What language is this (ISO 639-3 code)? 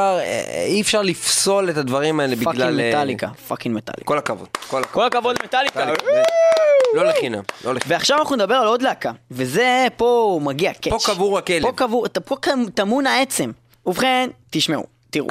heb